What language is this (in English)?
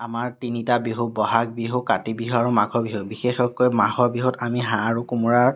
Assamese